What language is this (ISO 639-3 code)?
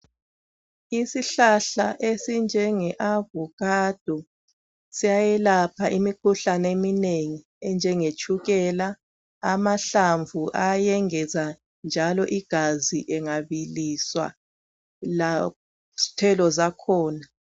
nde